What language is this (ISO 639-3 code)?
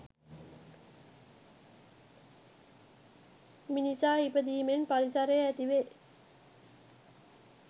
sin